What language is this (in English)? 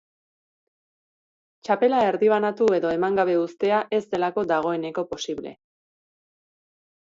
Basque